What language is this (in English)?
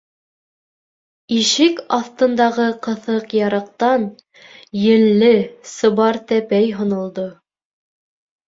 Bashkir